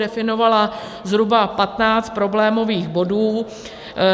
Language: Czech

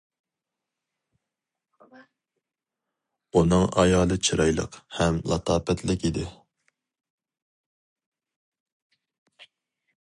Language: Uyghur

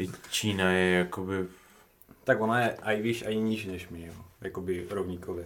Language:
Czech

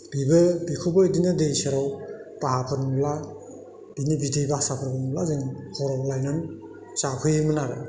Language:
Bodo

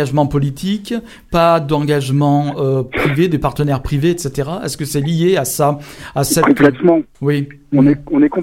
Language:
French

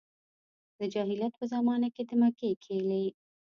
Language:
Pashto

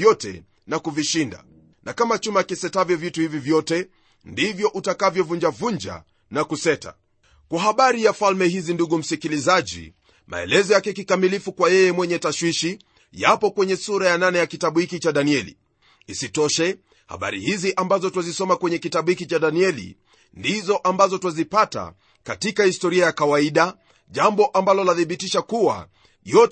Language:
Swahili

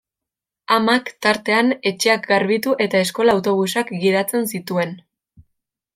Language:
Basque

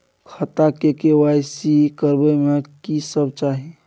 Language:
Maithili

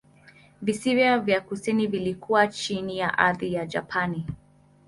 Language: Swahili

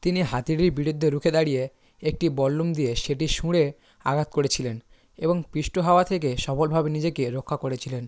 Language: Bangla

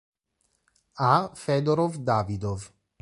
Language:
Italian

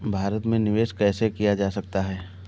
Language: Hindi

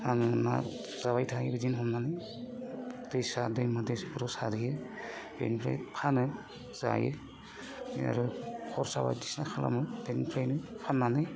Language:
Bodo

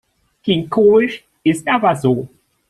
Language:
German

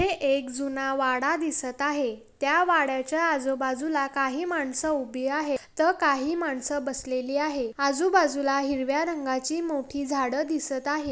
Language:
Marathi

